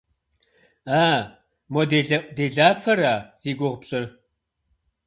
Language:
Kabardian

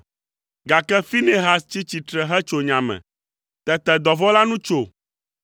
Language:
Ewe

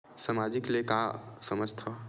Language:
Chhattisgarhi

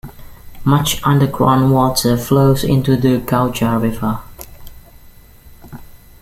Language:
English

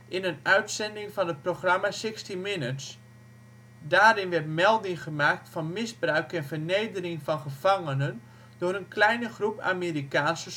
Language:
Dutch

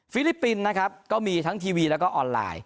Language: Thai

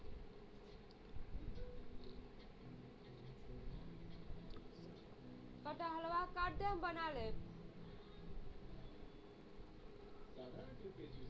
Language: Bhojpuri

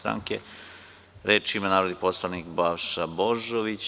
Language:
Serbian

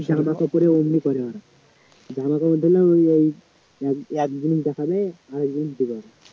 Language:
Bangla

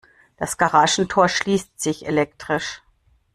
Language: German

